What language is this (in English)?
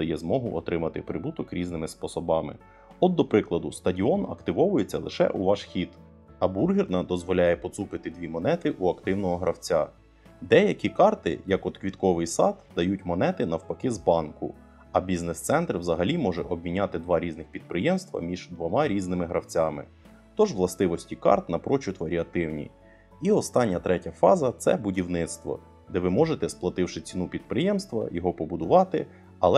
Ukrainian